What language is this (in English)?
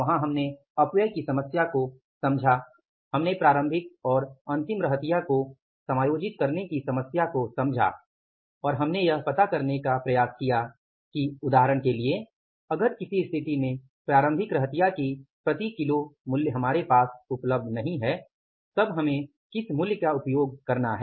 Hindi